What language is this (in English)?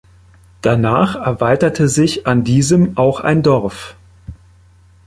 German